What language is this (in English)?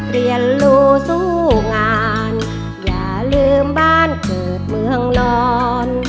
Thai